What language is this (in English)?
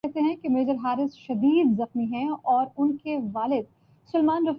Urdu